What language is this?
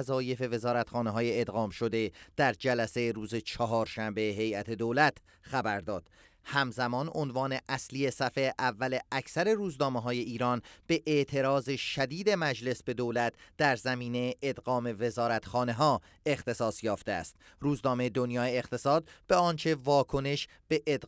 Persian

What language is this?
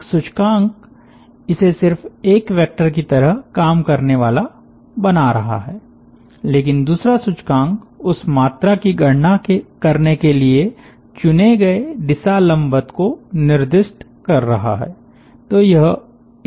Hindi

